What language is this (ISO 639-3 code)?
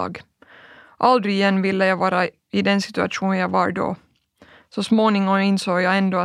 swe